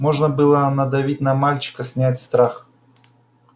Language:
Russian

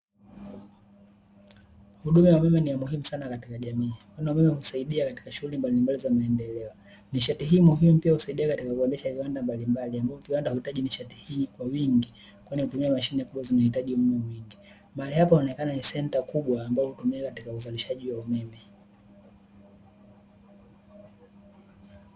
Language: Swahili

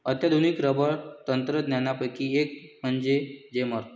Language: Marathi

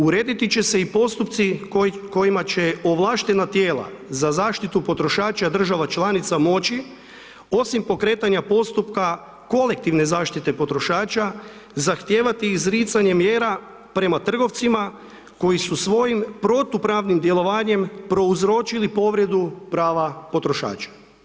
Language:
Croatian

